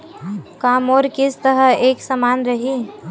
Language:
Chhattisgarhi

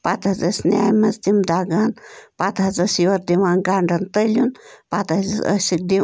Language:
Kashmiri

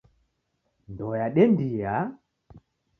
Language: Taita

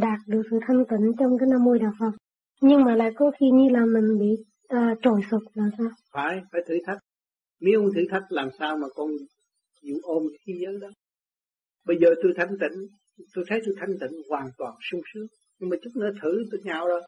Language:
Vietnamese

